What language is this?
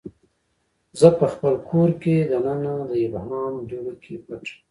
Pashto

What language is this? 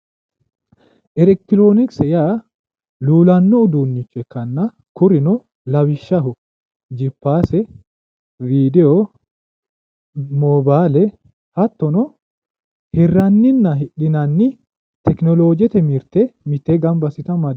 Sidamo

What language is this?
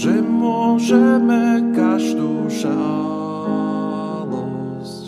Slovak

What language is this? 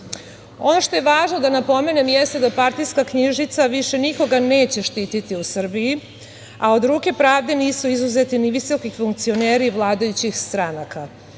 Serbian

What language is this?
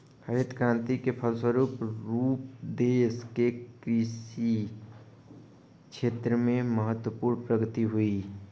Hindi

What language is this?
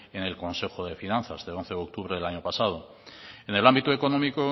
Spanish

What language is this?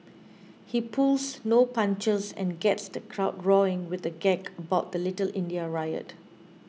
English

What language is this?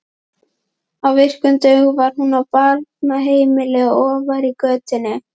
Icelandic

